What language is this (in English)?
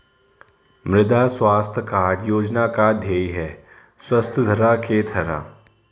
Hindi